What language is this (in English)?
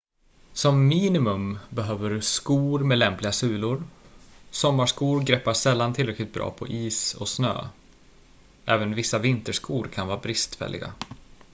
Swedish